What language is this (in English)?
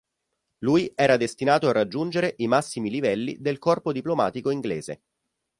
Italian